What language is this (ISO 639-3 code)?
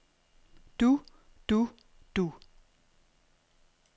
dan